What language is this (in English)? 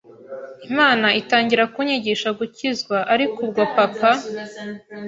Kinyarwanda